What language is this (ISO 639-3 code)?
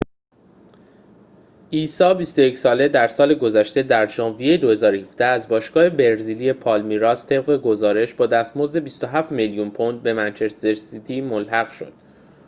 fas